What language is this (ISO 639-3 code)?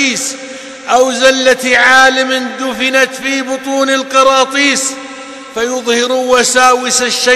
ara